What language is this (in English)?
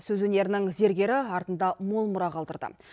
Kazakh